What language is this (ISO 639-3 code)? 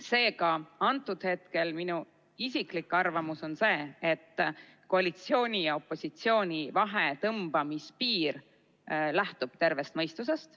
est